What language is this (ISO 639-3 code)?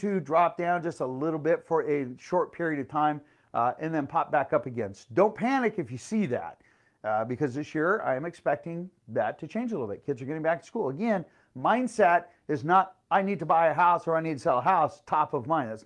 eng